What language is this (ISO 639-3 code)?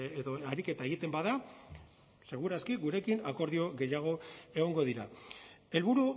eus